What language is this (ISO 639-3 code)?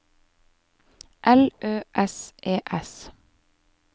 nor